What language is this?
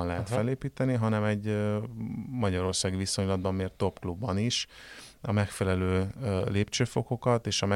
Hungarian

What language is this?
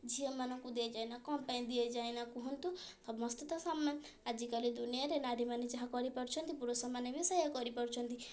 Odia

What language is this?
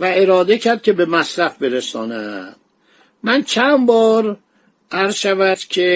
Persian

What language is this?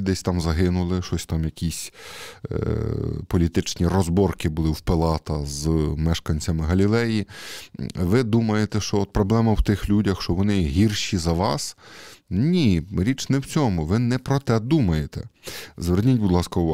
Ukrainian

